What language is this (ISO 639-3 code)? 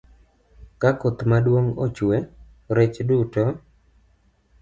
luo